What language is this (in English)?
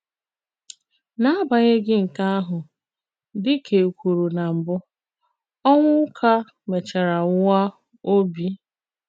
Igbo